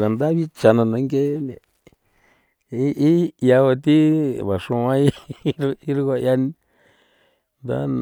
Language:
San Felipe Otlaltepec Popoloca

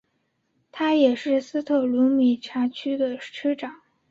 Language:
Chinese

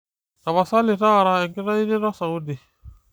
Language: Masai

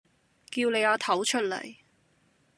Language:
Cantonese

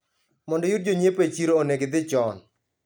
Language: Luo (Kenya and Tanzania)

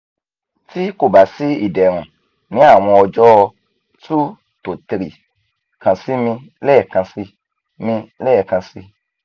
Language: Yoruba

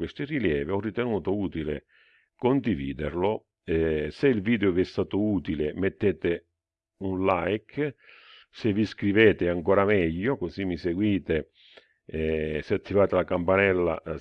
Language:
Italian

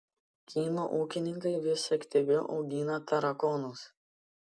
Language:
Lithuanian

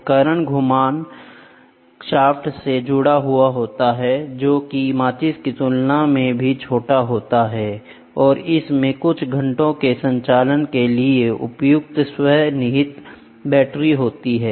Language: Hindi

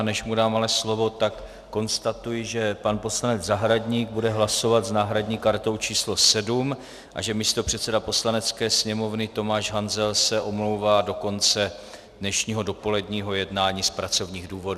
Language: Czech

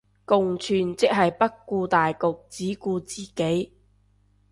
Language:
Cantonese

